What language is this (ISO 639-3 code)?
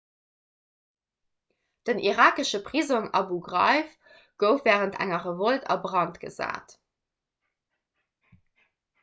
ltz